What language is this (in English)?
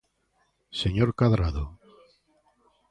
Galician